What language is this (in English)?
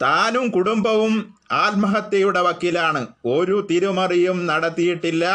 Malayalam